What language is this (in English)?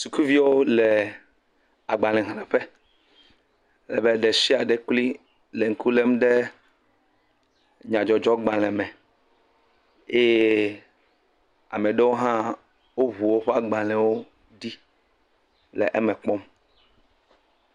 Ewe